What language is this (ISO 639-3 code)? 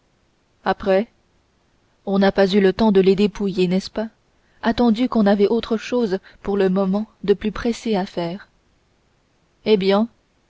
fra